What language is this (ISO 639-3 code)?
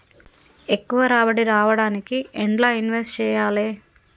tel